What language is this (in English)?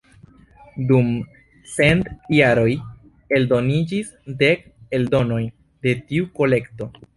Esperanto